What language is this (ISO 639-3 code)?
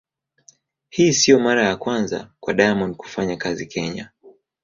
swa